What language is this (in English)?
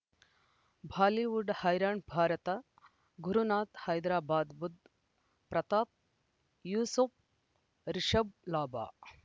Kannada